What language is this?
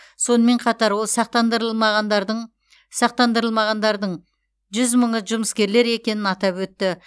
Kazakh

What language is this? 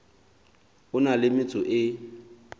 Southern Sotho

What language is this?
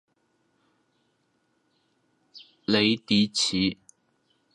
Chinese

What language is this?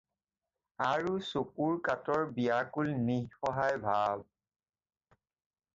Assamese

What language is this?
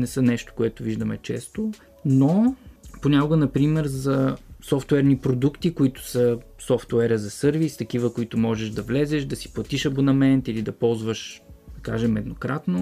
Bulgarian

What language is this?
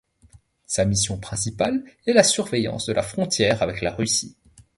French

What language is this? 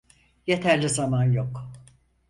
Turkish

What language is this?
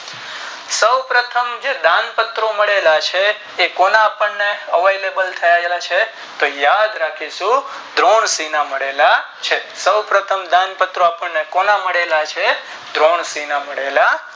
Gujarati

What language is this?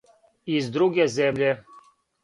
Serbian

